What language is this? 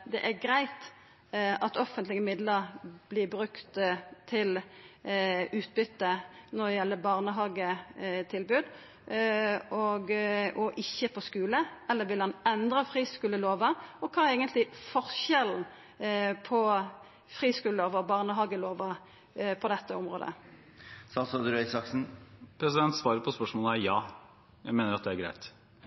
Norwegian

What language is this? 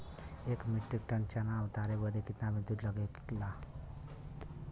Bhojpuri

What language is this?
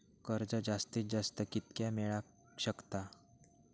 Marathi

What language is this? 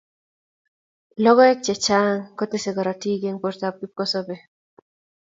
Kalenjin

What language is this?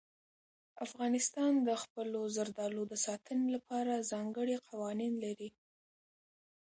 Pashto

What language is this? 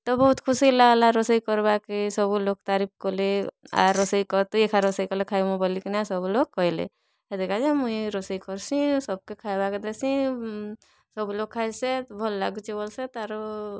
Odia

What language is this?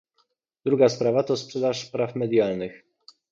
Polish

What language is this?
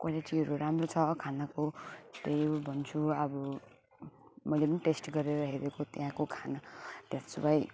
Nepali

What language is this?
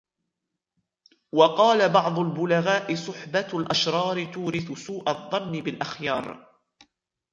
Arabic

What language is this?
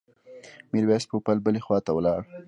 Pashto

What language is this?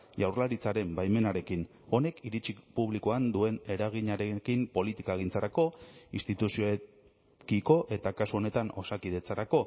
Basque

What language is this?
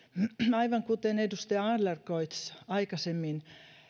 Finnish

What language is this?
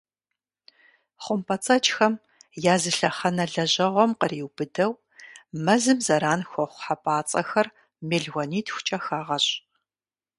Kabardian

